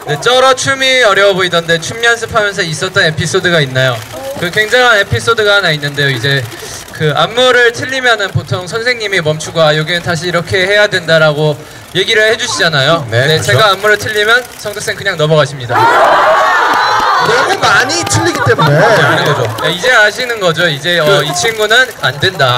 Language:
Korean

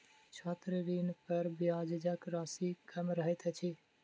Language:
Maithili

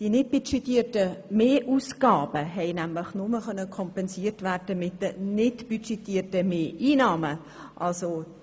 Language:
Swiss German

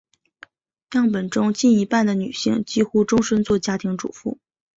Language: Chinese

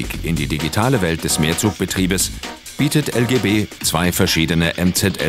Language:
German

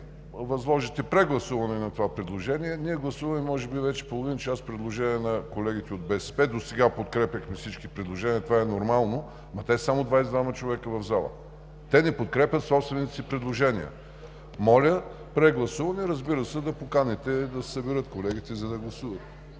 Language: Bulgarian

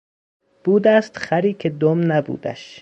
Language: Persian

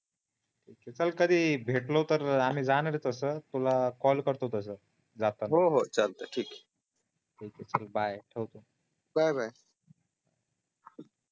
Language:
Marathi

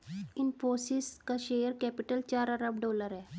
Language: Hindi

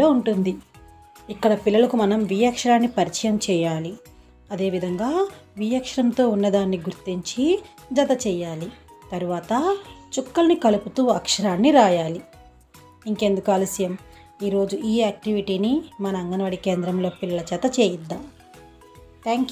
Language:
Turkish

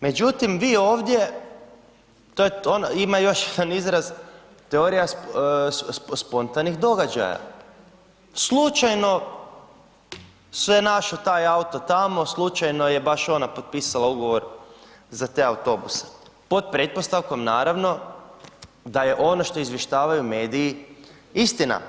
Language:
Croatian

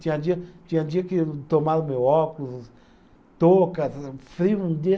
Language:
Portuguese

